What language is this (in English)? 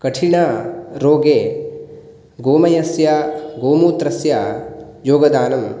Sanskrit